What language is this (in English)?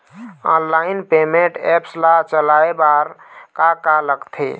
Chhattisgarhi